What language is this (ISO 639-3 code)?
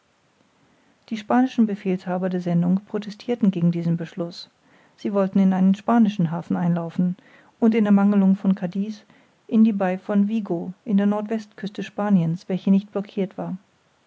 deu